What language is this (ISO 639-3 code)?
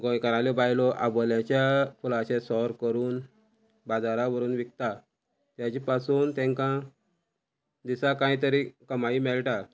kok